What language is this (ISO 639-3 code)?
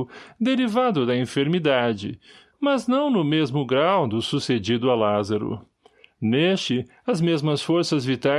por